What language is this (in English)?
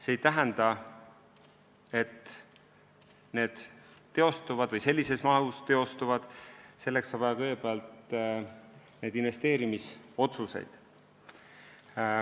Estonian